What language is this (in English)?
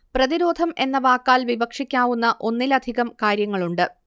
Malayalam